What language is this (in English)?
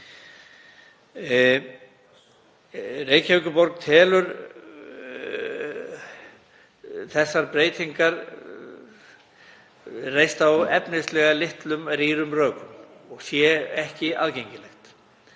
Icelandic